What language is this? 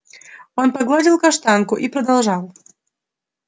Russian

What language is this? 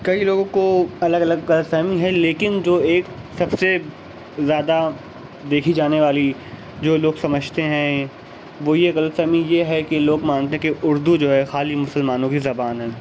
Urdu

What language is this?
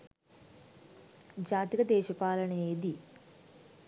Sinhala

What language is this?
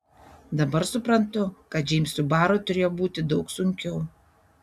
Lithuanian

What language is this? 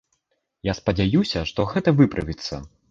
Belarusian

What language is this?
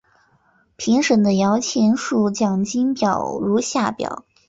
Chinese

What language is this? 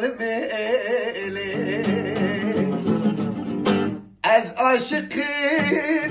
Arabic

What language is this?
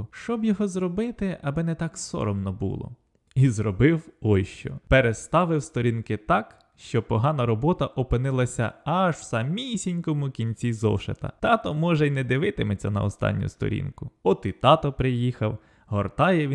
Ukrainian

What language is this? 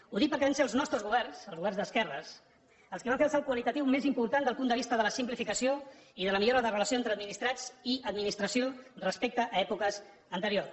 Catalan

